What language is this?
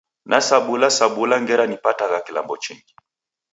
Taita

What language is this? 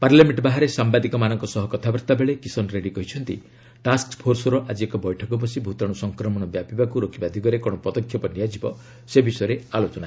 Odia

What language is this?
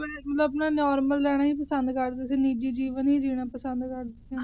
Punjabi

